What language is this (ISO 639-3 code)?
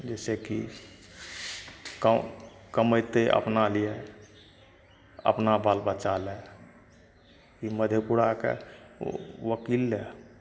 mai